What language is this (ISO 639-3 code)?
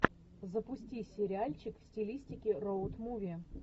rus